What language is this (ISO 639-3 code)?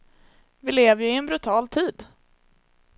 swe